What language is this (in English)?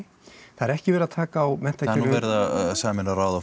Icelandic